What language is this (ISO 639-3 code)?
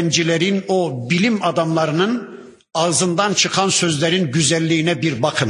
tur